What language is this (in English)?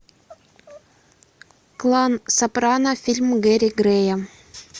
Russian